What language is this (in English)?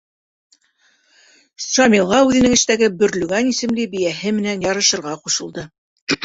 Bashkir